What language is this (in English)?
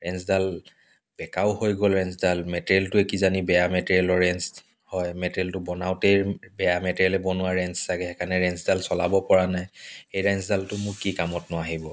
Assamese